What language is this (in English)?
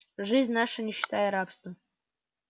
Russian